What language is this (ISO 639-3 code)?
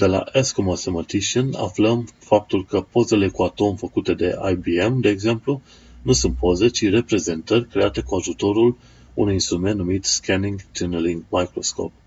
ron